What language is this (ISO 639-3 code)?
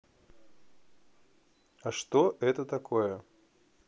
rus